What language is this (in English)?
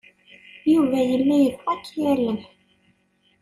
Kabyle